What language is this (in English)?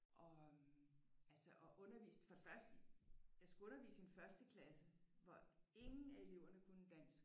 Danish